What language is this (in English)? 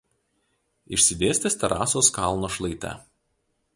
Lithuanian